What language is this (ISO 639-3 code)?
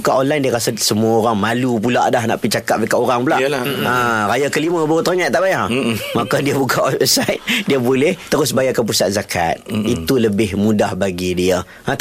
msa